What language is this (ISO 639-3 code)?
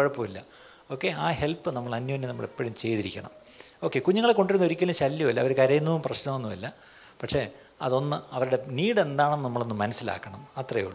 mal